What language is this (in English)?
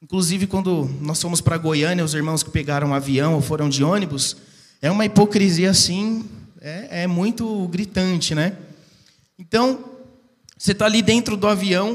Portuguese